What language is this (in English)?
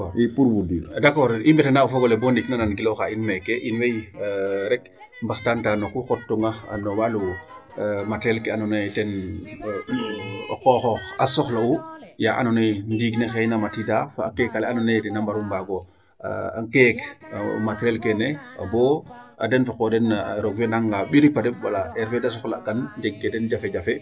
Serer